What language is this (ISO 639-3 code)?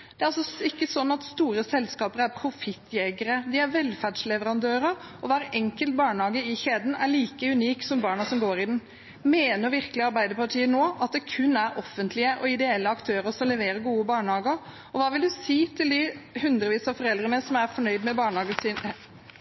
nob